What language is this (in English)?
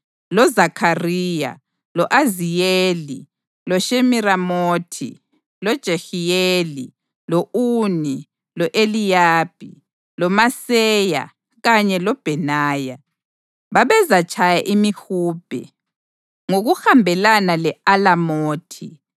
North Ndebele